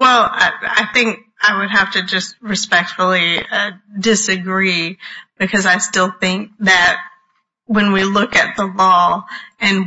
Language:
English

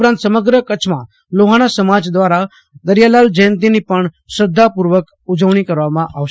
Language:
Gujarati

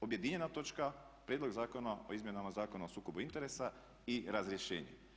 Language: Croatian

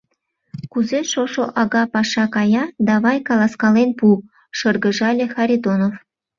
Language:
Mari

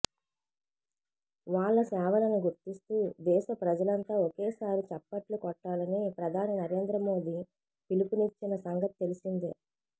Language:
Telugu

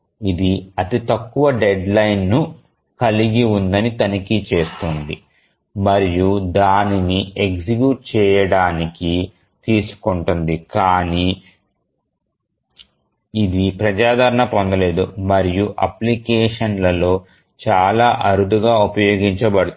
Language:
Telugu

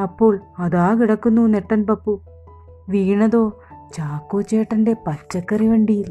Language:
Malayalam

